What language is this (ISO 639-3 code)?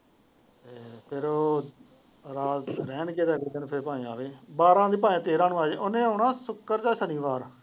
pan